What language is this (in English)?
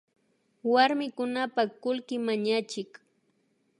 Imbabura Highland Quichua